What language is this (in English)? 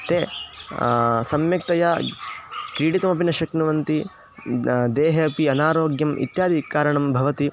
Sanskrit